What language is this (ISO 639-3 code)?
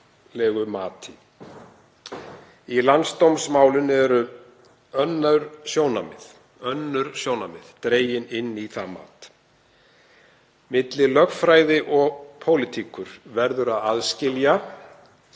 isl